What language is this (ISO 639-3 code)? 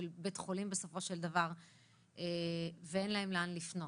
heb